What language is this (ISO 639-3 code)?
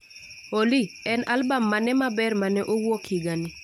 luo